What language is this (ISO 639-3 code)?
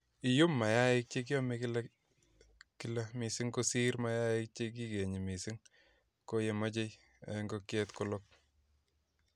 kln